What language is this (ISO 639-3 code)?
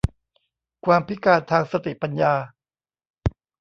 tha